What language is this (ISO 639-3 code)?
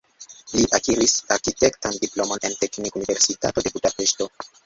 epo